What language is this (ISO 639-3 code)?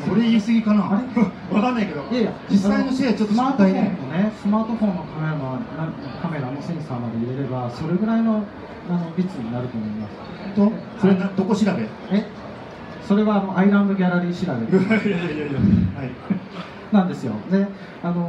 jpn